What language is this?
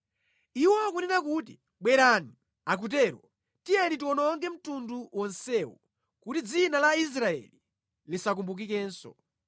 Nyanja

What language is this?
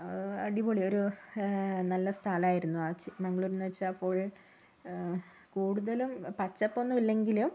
Malayalam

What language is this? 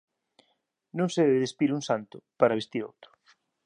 Galician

